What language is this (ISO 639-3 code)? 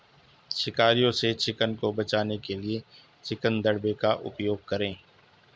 hin